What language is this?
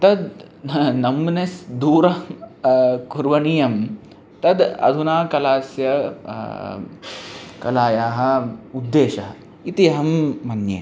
Sanskrit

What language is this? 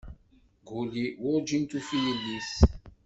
Kabyle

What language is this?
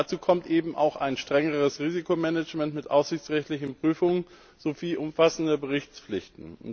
German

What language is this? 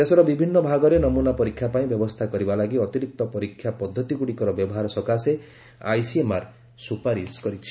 Odia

